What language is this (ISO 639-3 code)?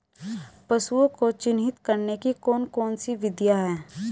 hin